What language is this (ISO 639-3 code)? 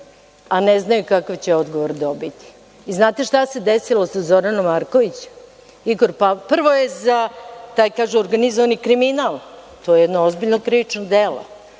srp